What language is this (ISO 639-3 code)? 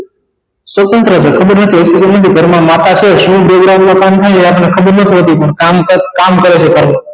guj